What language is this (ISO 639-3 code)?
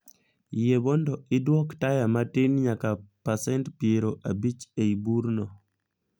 luo